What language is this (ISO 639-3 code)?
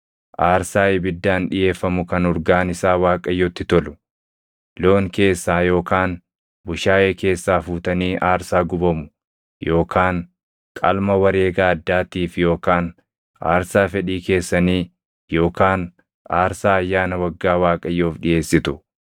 orm